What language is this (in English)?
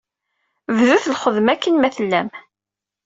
Kabyle